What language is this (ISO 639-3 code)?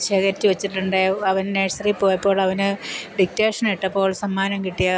mal